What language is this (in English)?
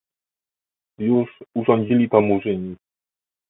Polish